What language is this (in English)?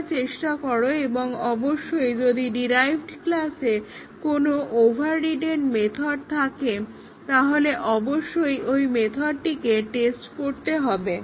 Bangla